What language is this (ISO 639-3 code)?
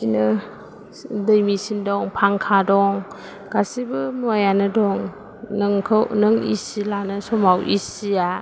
brx